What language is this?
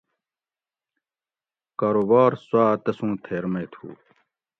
Gawri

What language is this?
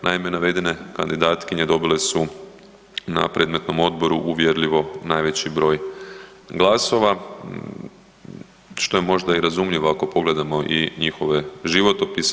Croatian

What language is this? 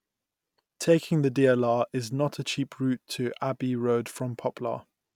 English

